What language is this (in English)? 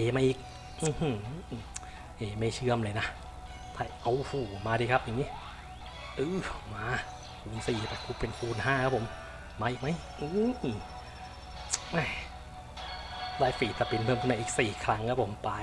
Thai